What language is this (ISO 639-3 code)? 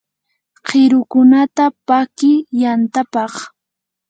qur